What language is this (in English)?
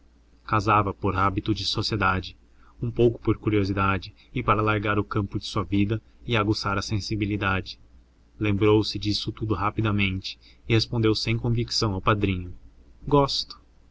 Portuguese